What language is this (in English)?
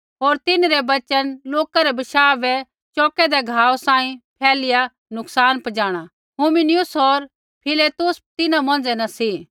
Kullu Pahari